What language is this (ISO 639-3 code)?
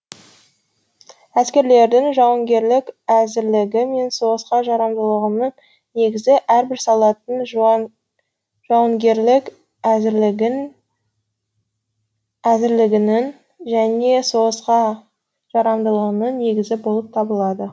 kaz